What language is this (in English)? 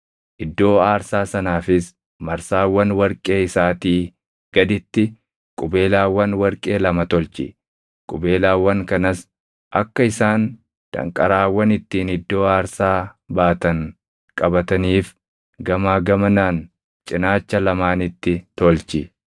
Oromo